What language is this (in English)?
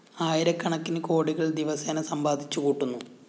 Malayalam